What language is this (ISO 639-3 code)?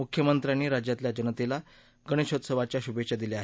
mar